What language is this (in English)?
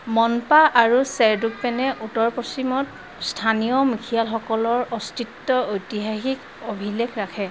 Assamese